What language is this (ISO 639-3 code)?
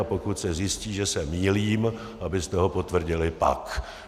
ces